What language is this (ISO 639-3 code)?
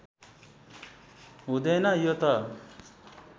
nep